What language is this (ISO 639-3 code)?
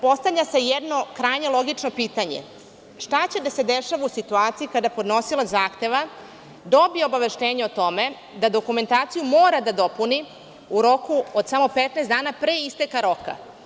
srp